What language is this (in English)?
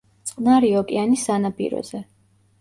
Georgian